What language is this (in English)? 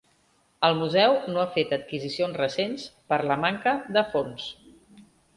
Catalan